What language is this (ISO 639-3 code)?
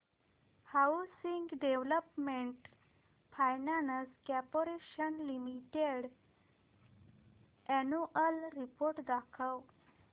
mar